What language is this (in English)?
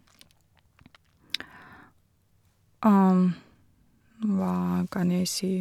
Norwegian